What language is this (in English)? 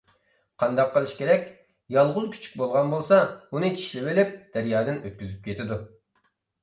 Uyghur